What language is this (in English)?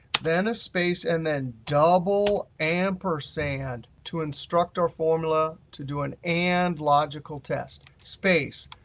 English